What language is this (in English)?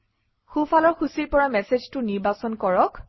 Assamese